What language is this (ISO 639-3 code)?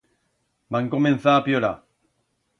arg